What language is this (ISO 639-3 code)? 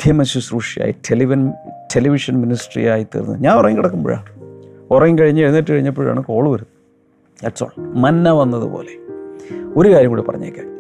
mal